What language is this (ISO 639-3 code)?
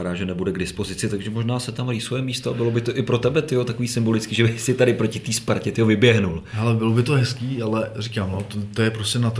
ces